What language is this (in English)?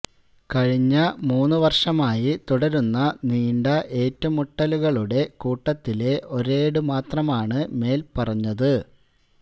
Malayalam